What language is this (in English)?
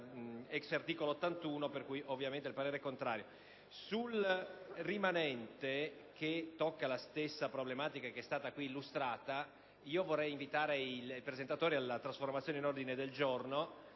Italian